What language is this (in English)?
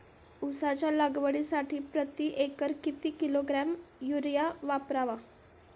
Marathi